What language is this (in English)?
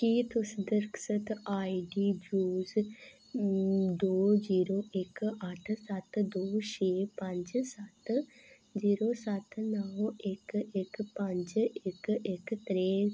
Dogri